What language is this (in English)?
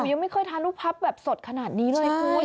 Thai